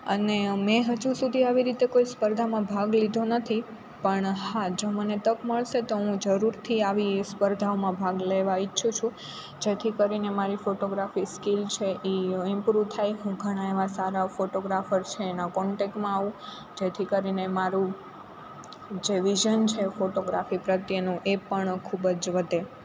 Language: Gujarati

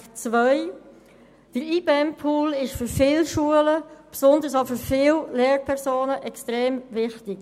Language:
Swiss German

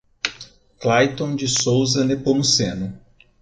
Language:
Portuguese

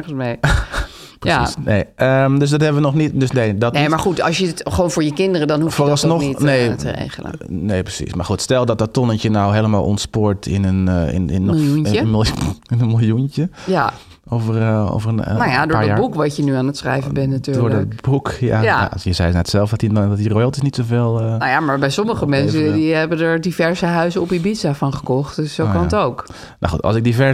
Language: Dutch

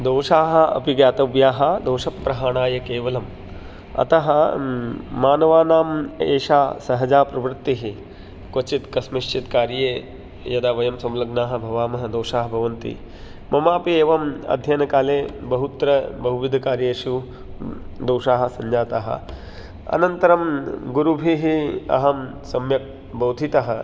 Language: Sanskrit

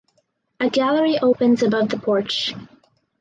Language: English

